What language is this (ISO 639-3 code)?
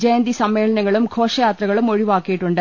mal